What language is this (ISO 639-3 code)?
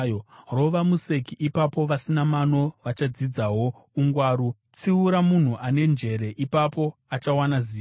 sna